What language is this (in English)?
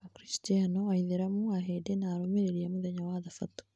Kikuyu